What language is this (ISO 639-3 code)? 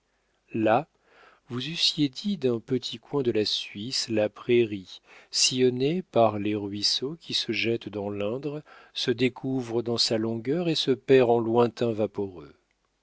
fra